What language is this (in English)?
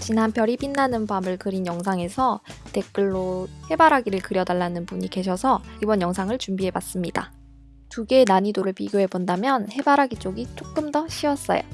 Korean